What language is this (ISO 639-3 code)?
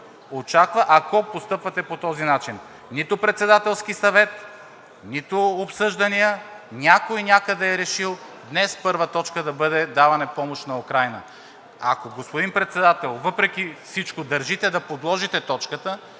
bul